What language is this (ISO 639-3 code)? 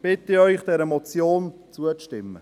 gsw